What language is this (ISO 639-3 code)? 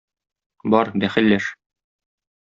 tat